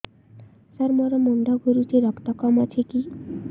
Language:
Odia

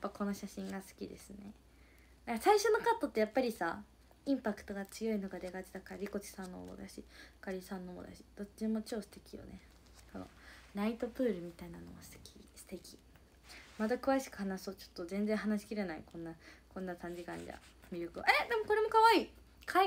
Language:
Japanese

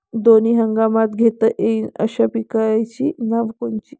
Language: Marathi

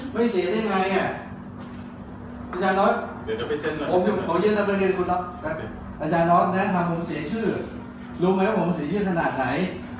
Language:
Thai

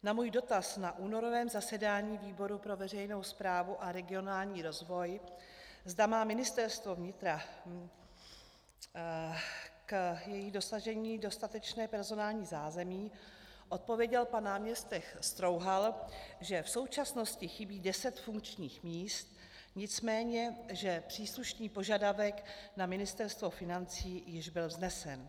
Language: Czech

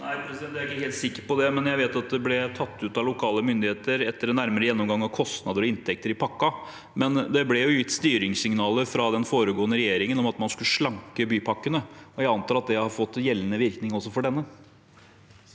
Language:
Norwegian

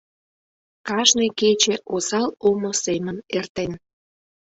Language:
Mari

